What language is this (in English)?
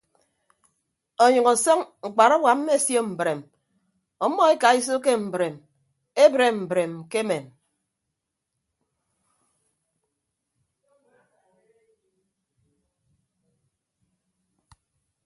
Ibibio